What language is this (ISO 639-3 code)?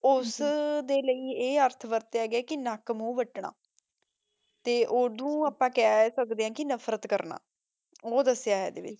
pan